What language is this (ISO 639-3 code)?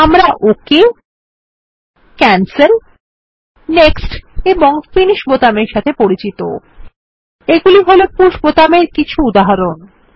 ben